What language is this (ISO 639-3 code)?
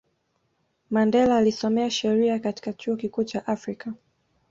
swa